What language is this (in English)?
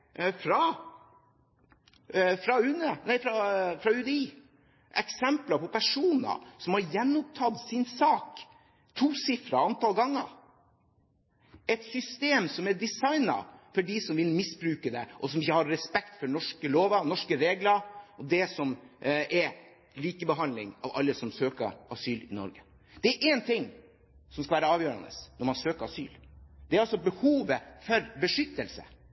Norwegian Bokmål